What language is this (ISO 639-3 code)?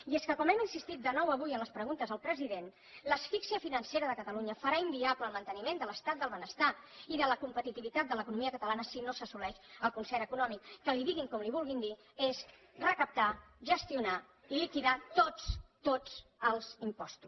cat